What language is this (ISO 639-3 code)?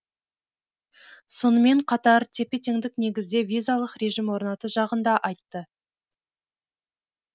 kaz